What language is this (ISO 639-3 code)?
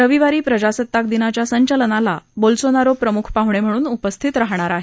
mar